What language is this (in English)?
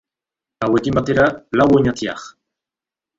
Basque